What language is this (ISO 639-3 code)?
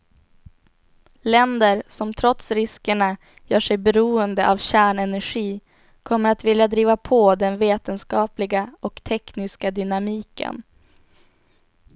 swe